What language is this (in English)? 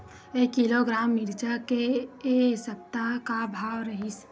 Chhattisgarhi